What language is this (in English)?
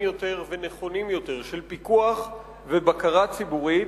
Hebrew